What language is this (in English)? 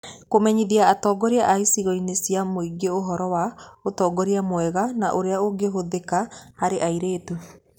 Kikuyu